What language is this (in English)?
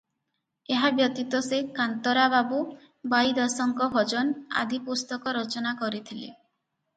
Odia